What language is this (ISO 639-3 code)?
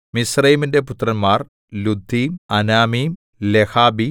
mal